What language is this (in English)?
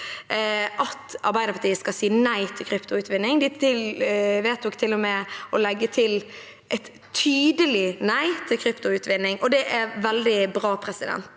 Norwegian